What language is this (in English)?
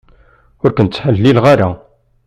Kabyle